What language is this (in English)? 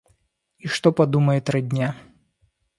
Russian